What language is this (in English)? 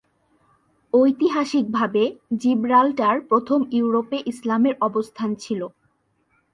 Bangla